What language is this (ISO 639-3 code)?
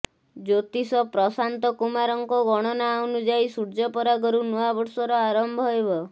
ori